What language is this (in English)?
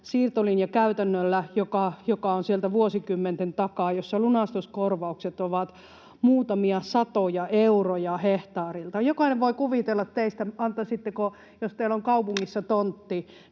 Finnish